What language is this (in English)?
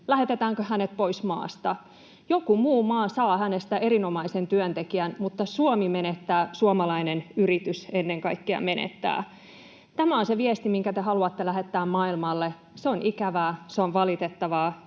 Finnish